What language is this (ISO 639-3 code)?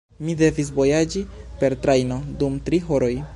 epo